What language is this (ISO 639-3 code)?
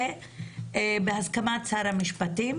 heb